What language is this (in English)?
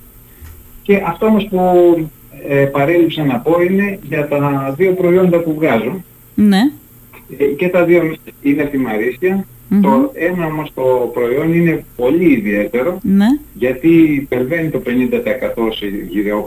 Greek